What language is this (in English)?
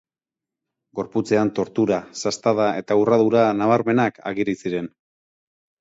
Basque